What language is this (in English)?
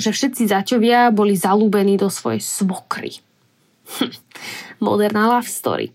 Slovak